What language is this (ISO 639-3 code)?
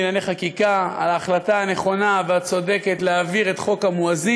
heb